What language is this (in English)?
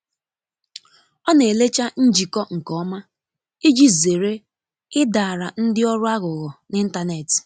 Igbo